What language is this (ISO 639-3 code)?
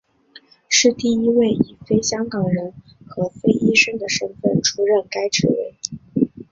zho